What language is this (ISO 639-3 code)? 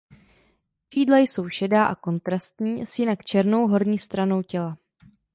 ces